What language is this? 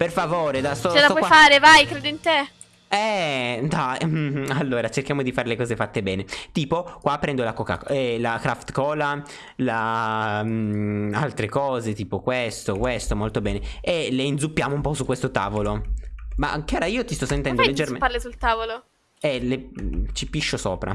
Italian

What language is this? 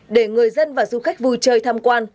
Vietnamese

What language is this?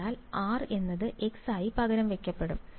Malayalam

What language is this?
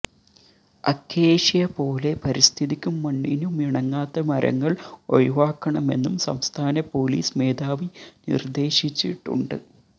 Malayalam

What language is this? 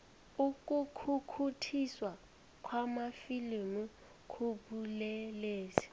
South Ndebele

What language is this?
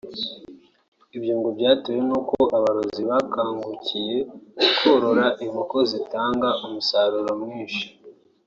Kinyarwanda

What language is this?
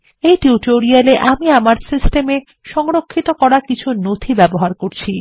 Bangla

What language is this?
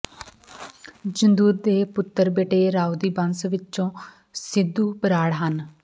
Punjabi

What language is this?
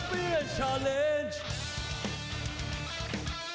Thai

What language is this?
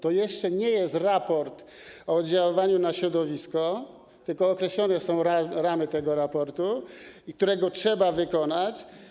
Polish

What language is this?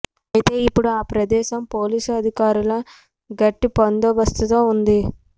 Telugu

